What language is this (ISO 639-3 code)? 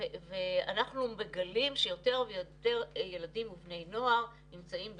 heb